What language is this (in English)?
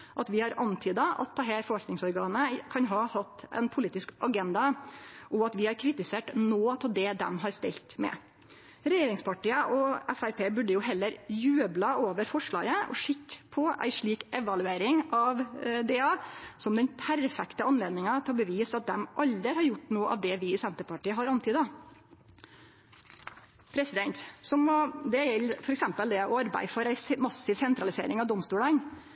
Norwegian Nynorsk